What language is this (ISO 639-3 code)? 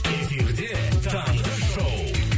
kaz